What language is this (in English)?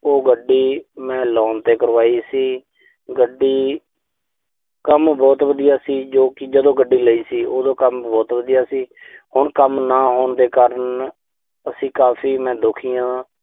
Punjabi